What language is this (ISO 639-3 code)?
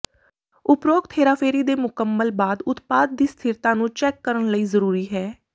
pan